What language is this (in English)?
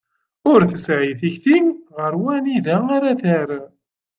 Kabyle